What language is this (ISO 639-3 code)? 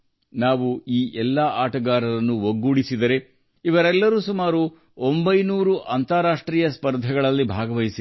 kan